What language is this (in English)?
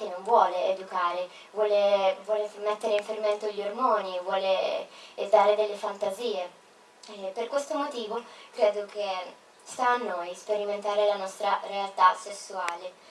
Italian